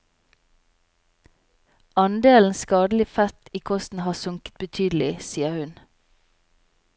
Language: Norwegian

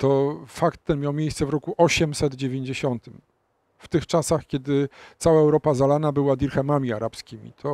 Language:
Polish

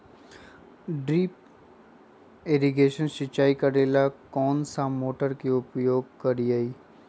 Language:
Magahi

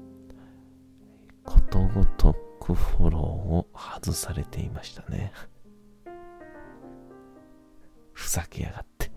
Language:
Japanese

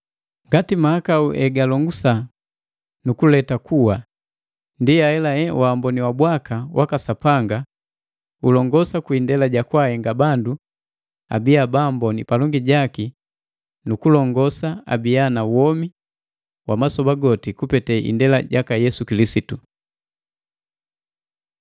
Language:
Matengo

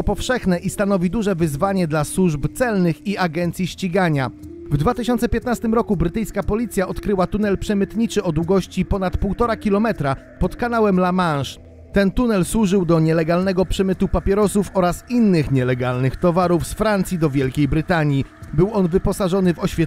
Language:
Polish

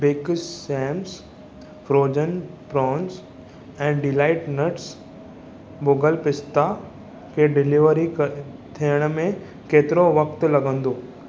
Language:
Sindhi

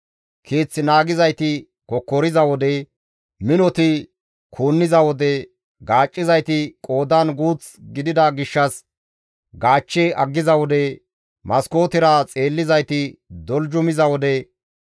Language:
Gamo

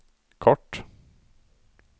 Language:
Swedish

